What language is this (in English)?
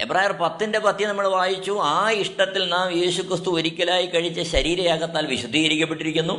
Malayalam